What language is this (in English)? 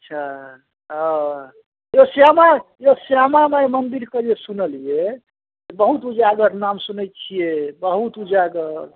Maithili